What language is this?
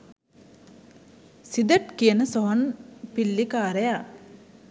Sinhala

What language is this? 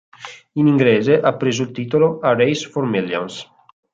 Italian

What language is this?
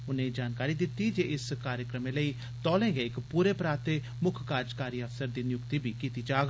Dogri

